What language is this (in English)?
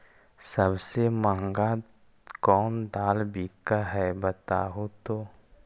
Magahi